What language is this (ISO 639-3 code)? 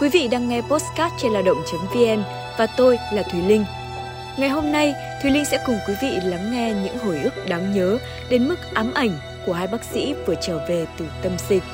vie